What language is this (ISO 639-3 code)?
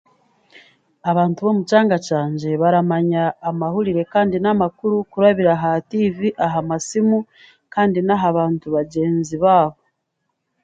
cgg